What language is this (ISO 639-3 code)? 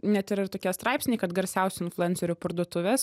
lit